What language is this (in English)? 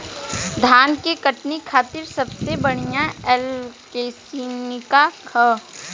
Bhojpuri